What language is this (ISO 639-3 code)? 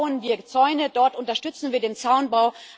deu